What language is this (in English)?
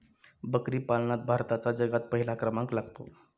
Marathi